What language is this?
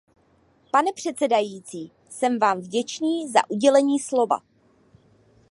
Czech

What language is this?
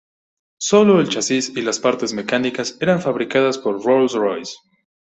Spanish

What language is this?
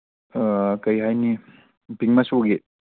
Manipuri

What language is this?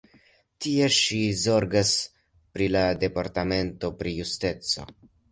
Esperanto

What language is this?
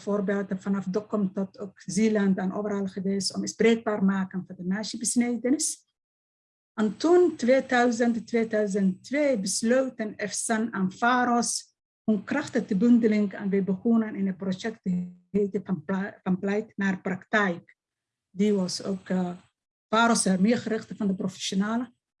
Dutch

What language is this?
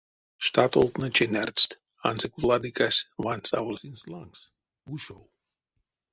Erzya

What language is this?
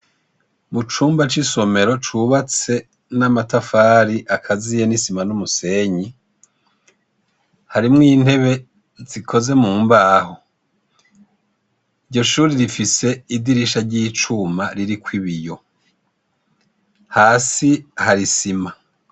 Rundi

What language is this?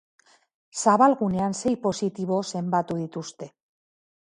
Basque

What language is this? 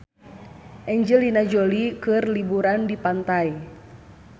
Sundanese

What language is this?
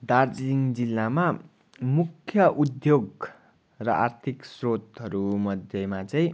Nepali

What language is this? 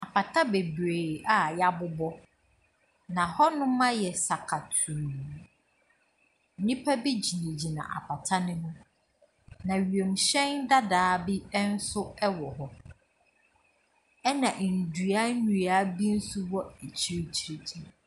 Akan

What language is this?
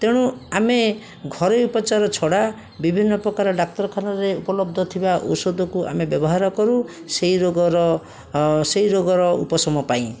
Odia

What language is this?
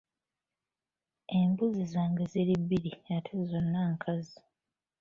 Ganda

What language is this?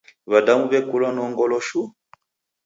Taita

